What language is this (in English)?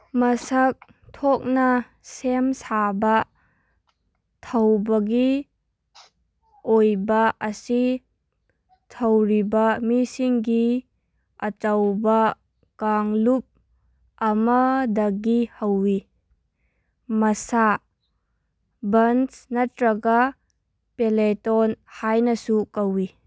Manipuri